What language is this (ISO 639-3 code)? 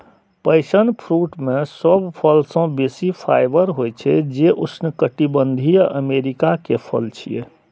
mai